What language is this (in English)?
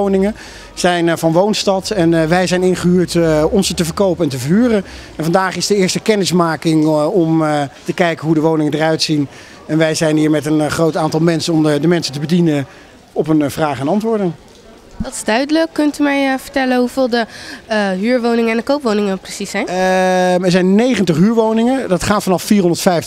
Dutch